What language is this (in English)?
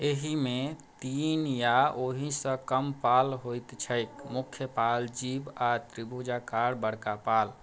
Maithili